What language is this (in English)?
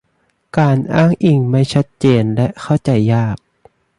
Thai